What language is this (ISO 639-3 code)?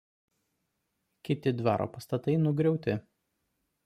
lit